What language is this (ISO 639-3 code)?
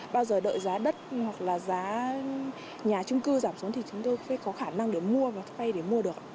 vie